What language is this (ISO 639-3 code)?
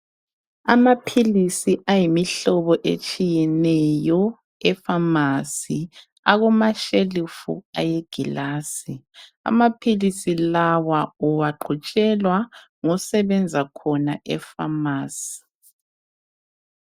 nde